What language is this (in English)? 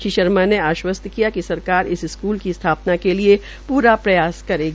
Hindi